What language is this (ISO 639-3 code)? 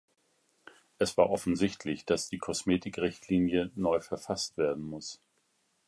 deu